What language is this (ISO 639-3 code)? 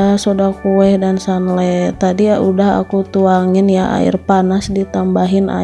ind